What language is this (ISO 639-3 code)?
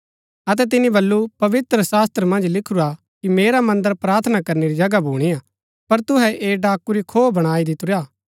gbk